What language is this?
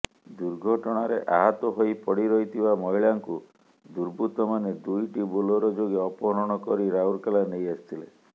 Odia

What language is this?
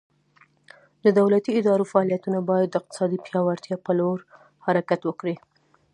Pashto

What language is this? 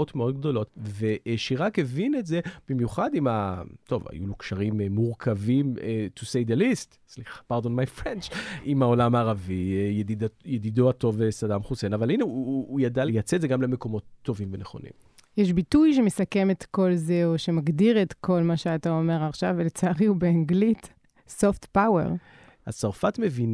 Hebrew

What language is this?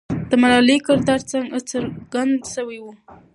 Pashto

